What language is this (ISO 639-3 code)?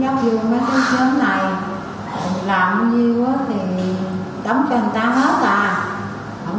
vie